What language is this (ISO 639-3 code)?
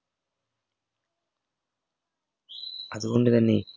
mal